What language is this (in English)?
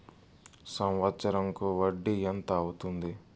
Telugu